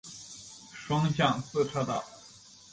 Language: Chinese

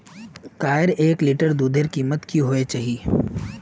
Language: Magahi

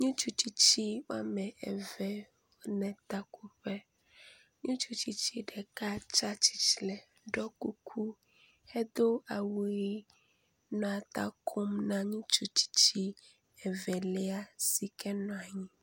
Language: Ewe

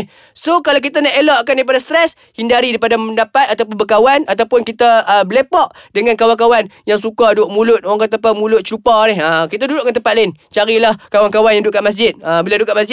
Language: Malay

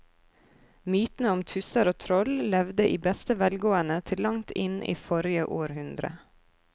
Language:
Norwegian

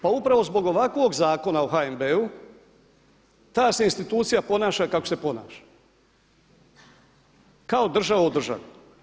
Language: Croatian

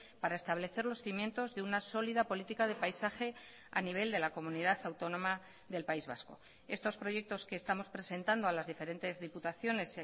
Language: Spanish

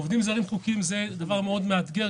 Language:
Hebrew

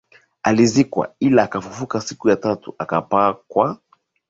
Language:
Swahili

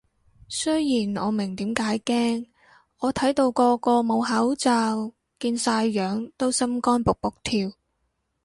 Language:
Cantonese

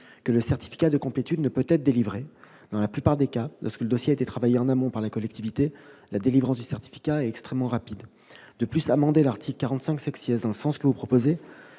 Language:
French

